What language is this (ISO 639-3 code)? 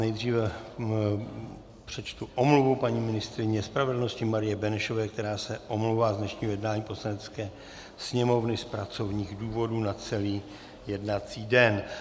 ces